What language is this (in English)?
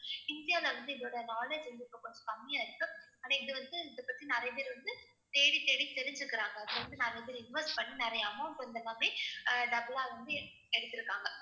Tamil